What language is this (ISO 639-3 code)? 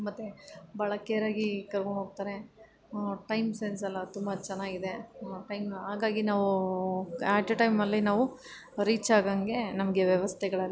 kan